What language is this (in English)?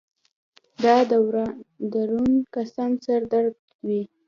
Pashto